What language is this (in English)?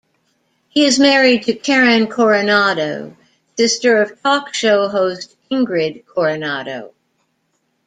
English